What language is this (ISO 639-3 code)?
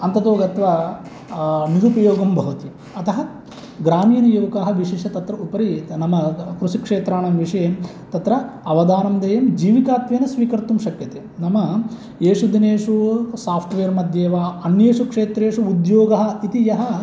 san